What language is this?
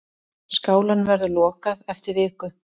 Icelandic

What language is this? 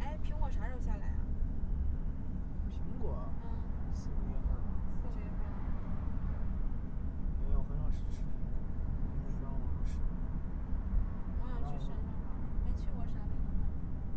Chinese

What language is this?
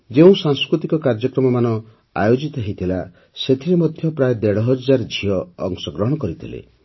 Odia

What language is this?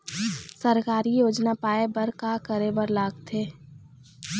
Chhattisgarhi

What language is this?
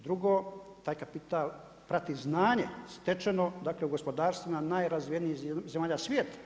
Croatian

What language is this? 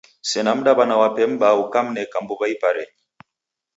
Taita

